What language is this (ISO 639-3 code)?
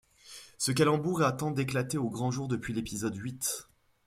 fra